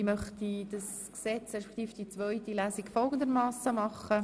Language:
Swiss German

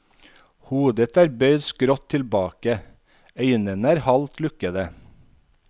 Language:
Norwegian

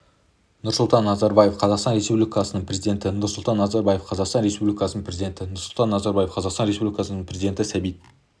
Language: Kazakh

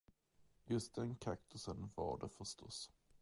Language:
Swedish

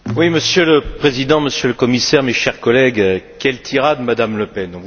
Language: French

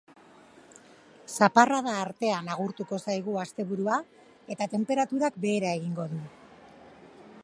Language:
Basque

